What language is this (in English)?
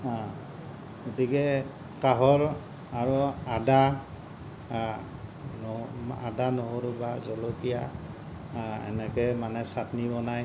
Assamese